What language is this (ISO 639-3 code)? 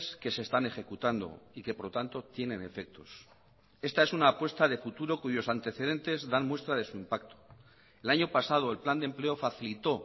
spa